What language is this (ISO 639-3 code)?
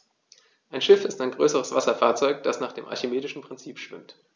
deu